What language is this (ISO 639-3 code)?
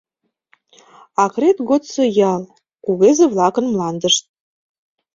chm